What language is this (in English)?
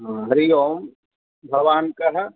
Sanskrit